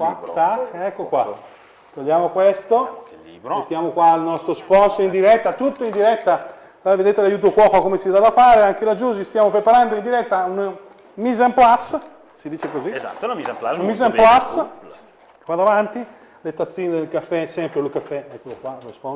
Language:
Italian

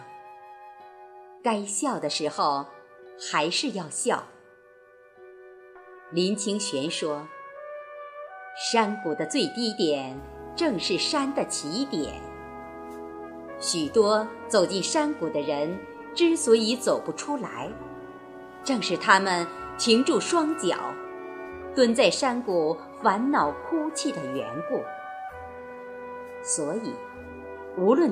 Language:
Chinese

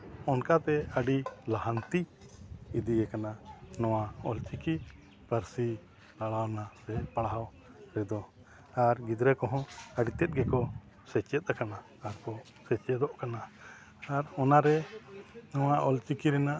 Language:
Santali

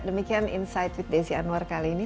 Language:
Indonesian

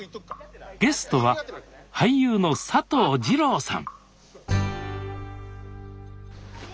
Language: Japanese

